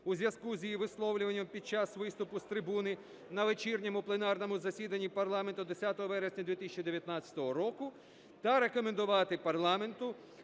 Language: Ukrainian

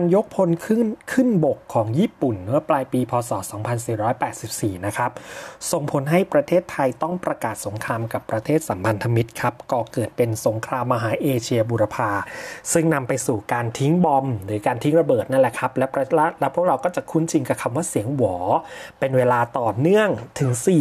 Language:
Thai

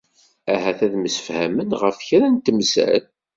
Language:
Kabyle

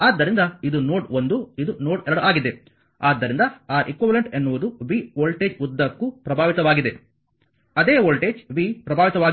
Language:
Kannada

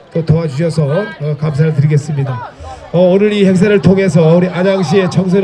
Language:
Korean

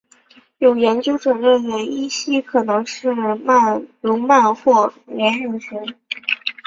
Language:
Chinese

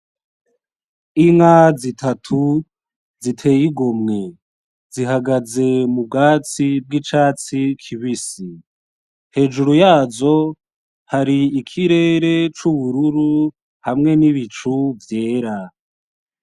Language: Rundi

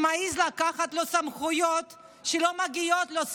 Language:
Hebrew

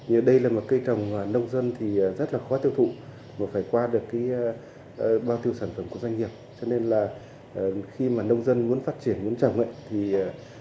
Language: Vietnamese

